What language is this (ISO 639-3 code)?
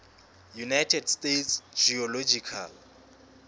sot